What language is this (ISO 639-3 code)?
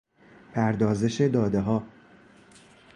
fas